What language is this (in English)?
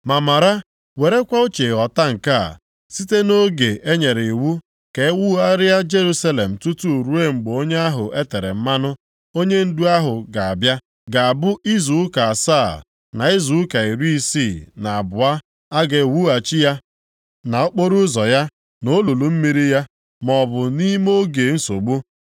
Igbo